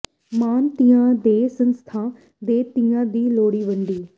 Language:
Punjabi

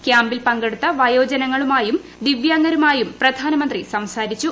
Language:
Malayalam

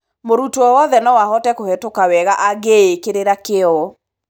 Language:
Kikuyu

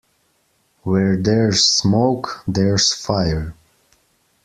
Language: English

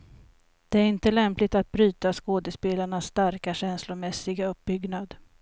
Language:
Swedish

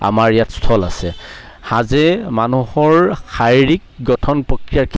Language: Assamese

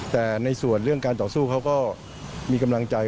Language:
Thai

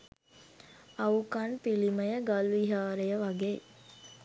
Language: Sinhala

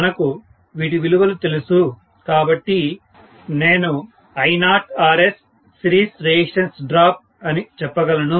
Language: Telugu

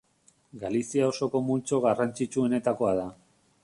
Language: Basque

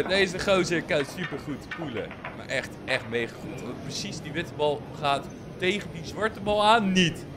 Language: Dutch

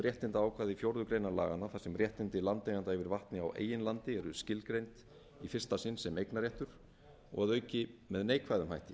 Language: Icelandic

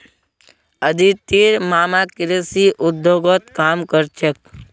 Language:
Magahi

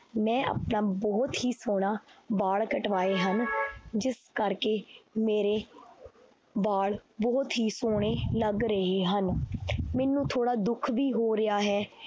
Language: Punjabi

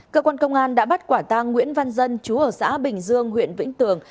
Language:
Vietnamese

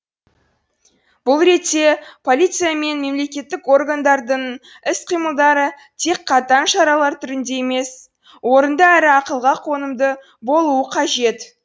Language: Kazakh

